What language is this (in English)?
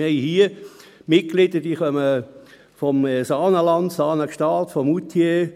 Swiss German